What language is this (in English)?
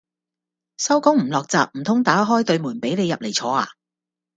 Cantonese